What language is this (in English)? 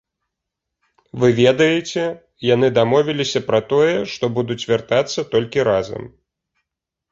Belarusian